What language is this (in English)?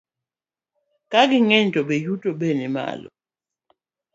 Luo (Kenya and Tanzania)